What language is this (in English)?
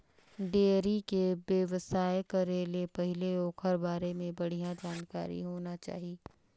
Chhattisgarhi